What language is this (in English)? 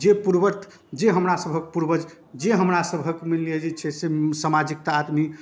Maithili